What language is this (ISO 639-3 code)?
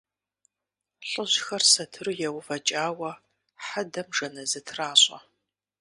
kbd